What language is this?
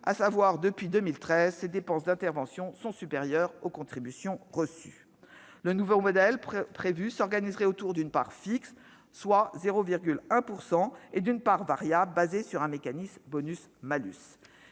French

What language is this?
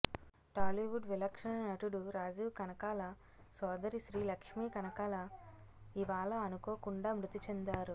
Telugu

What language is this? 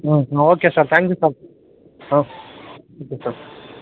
Kannada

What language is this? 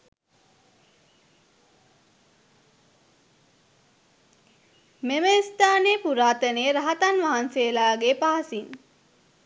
Sinhala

